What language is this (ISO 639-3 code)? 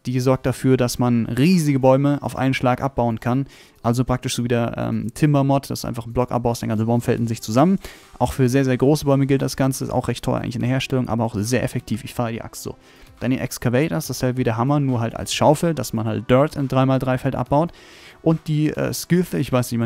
deu